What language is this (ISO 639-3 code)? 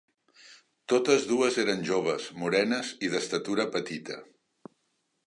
cat